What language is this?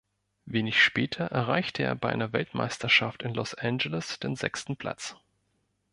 German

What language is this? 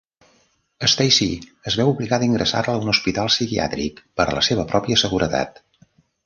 Catalan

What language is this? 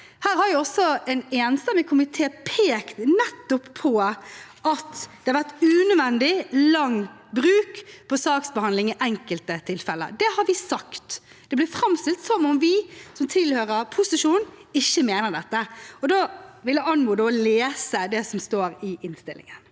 Norwegian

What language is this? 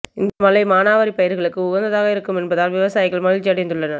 Tamil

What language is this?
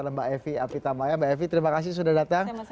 Indonesian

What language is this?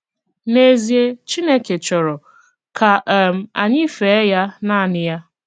Igbo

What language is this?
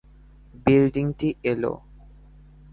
Bangla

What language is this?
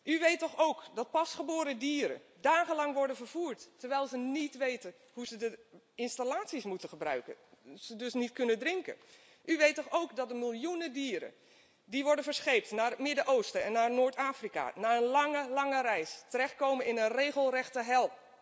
Dutch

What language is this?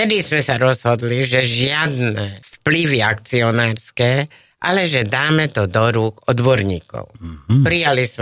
Slovak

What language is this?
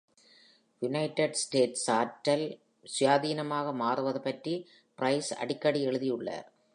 Tamil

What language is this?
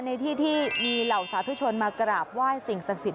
Thai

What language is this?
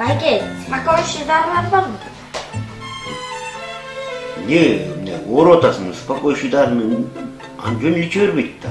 Turkish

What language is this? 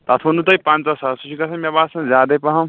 Kashmiri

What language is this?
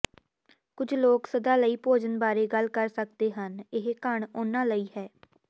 Punjabi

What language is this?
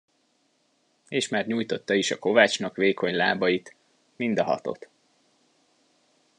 Hungarian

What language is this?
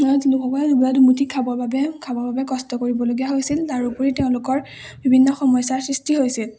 Assamese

